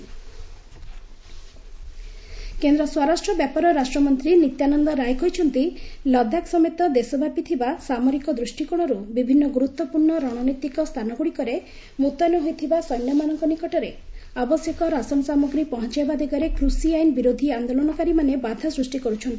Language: Odia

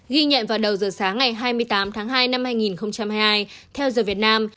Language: Vietnamese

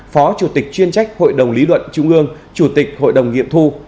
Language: Vietnamese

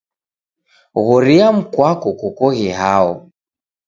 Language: Taita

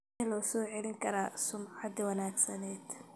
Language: Somali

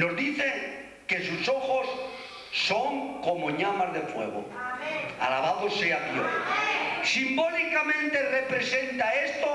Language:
Spanish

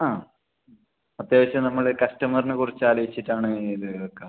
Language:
Malayalam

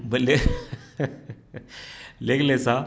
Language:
Wolof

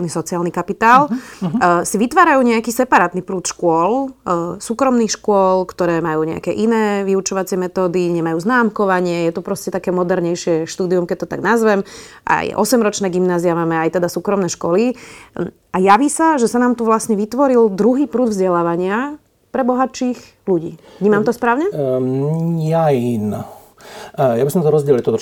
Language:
Slovak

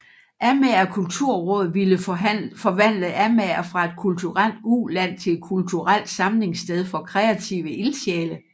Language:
Danish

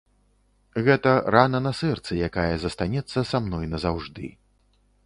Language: Belarusian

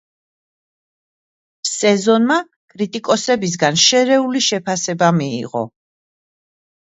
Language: Georgian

